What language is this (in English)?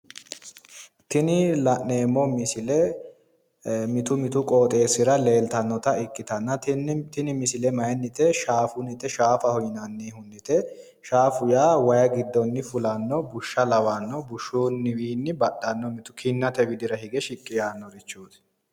Sidamo